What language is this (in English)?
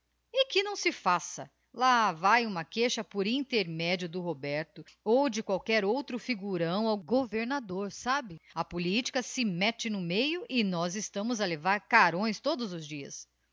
Portuguese